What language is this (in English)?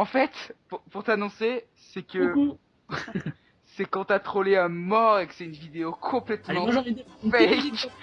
French